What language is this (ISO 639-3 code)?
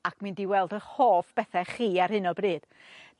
cym